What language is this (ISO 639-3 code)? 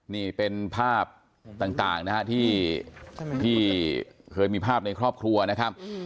tha